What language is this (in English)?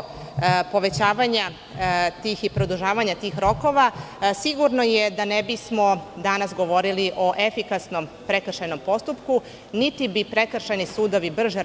Serbian